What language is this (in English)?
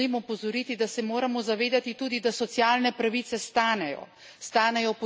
Slovenian